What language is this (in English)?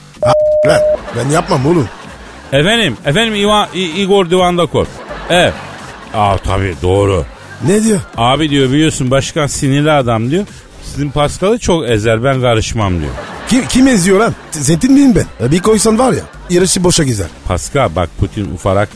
Turkish